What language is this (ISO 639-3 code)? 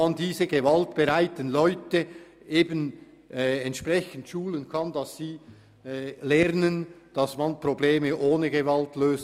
gsw